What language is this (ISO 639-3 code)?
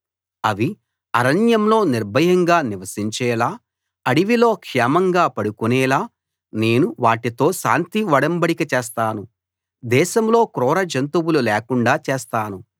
tel